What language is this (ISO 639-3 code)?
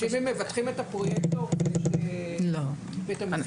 heb